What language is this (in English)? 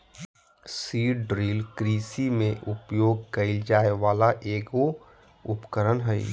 Magahi